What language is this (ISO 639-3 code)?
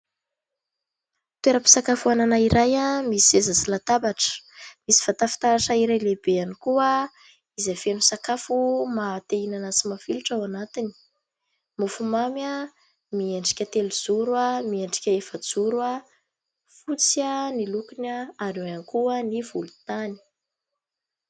mlg